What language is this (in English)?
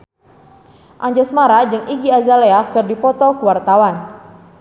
Sundanese